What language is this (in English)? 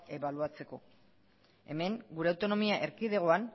Basque